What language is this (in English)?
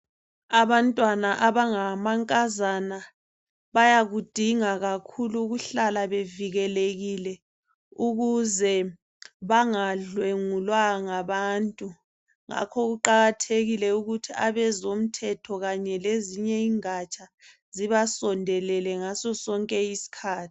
North Ndebele